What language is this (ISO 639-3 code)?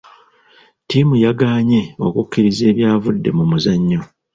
lug